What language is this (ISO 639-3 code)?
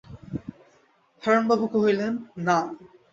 ben